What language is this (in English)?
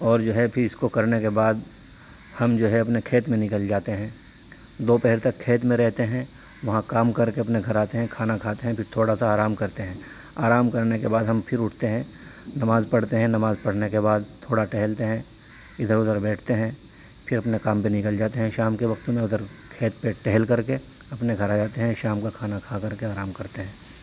Urdu